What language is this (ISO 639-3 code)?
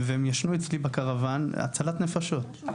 heb